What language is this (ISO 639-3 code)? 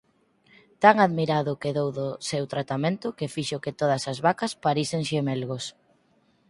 glg